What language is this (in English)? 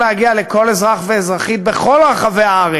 Hebrew